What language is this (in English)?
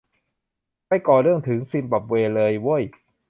Thai